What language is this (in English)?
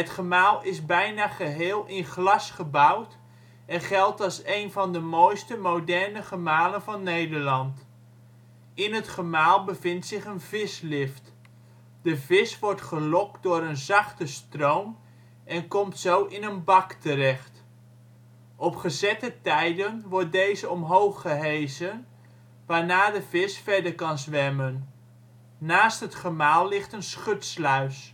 Dutch